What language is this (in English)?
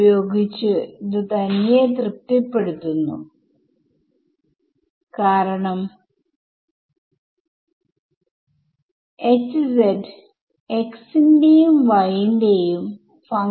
Malayalam